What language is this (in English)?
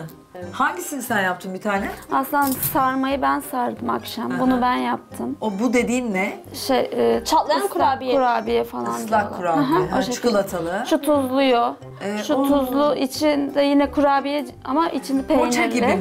Turkish